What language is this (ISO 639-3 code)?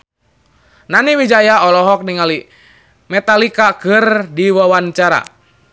sun